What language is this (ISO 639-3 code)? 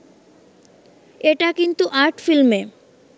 ben